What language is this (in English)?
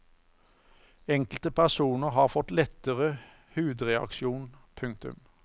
Norwegian